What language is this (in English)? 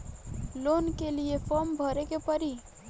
Bhojpuri